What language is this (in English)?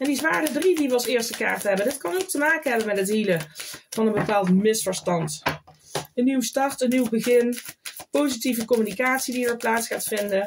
Dutch